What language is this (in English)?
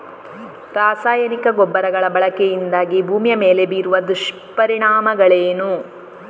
Kannada